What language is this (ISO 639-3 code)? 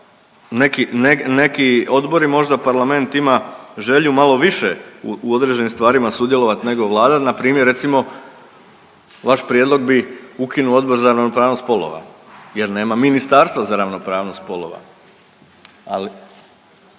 hrv